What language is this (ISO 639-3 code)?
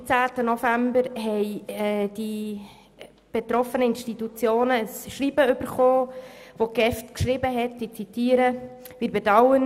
gsw